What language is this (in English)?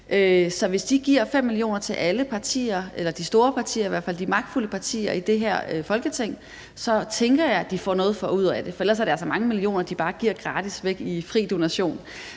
Danish